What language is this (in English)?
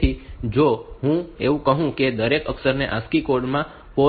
Gujarati